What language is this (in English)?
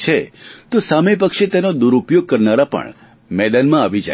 Gujarati